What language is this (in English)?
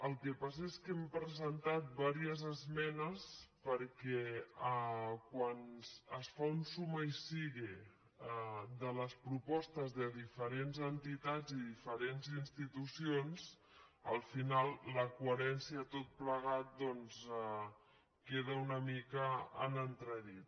Catalan